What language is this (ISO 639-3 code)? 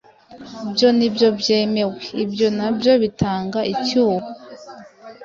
kin